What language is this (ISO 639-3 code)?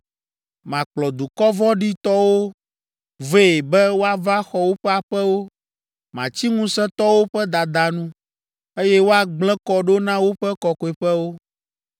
ewe